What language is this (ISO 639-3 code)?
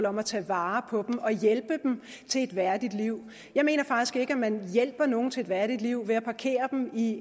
dan